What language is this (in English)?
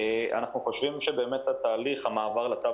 Hebrew